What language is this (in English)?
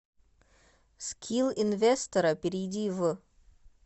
Russian